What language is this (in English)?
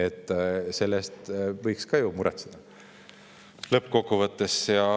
Estonian